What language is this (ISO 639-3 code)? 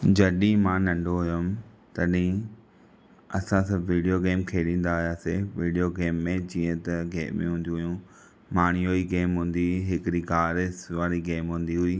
snd